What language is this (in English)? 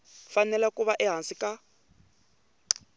Tsonga